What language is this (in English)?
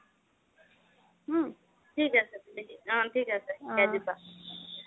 Assamese